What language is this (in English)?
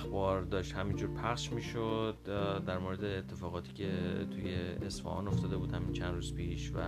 Persian